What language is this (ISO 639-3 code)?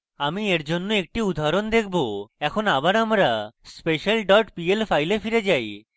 ben